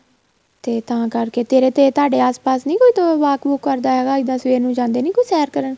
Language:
Punjabi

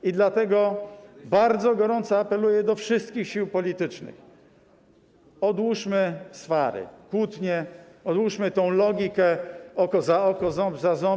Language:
Polish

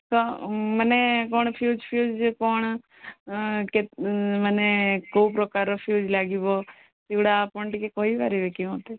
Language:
Odia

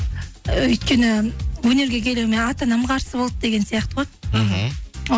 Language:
Kazakh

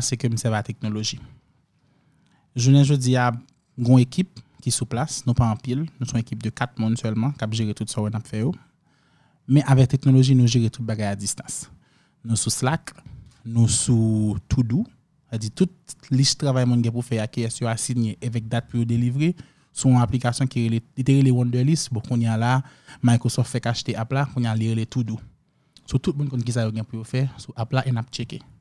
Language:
French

